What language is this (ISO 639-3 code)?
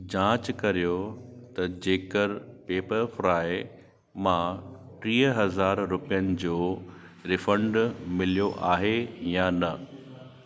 snd